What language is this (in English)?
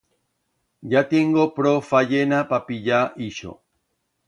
Aragonese